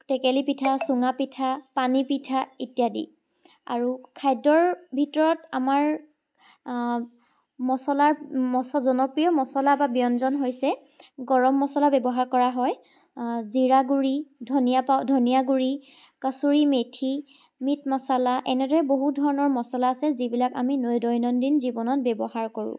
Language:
Assamese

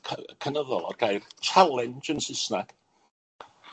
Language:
Welsh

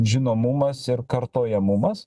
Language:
Lithuanian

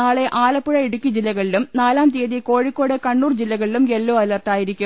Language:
Malayalam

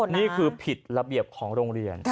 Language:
Thai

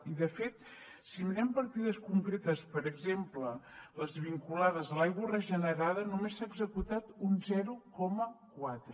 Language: Catalan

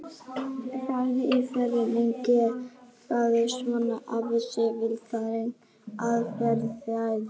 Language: Icelandic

